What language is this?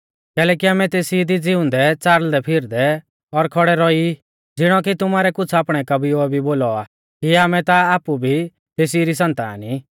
Mahasu Pahari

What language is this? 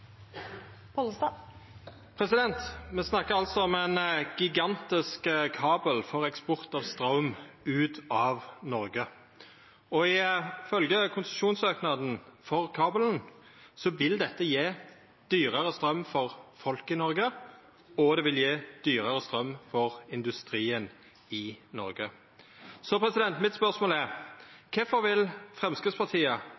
Norwegian Nynorsk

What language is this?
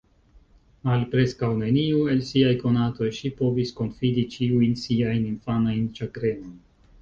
Esperanto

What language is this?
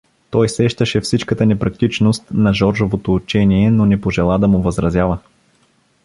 Bulgarian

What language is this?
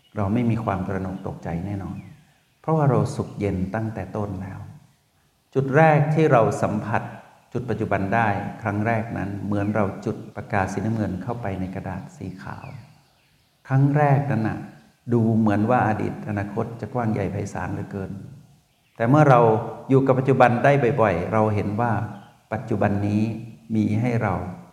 Thai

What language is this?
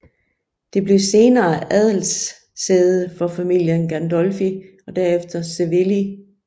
Danish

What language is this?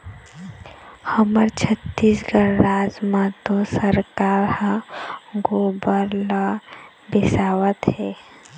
Chhattisgarhi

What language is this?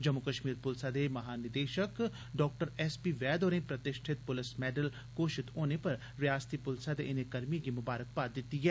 Dogri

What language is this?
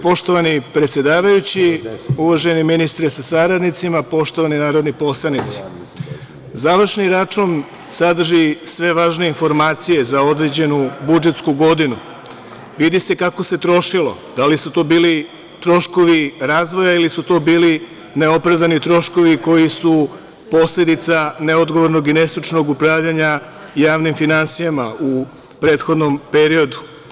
Serbian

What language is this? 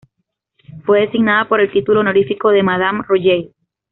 Spanish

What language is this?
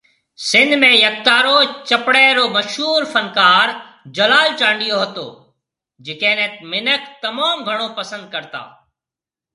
Marwari (Pakistan)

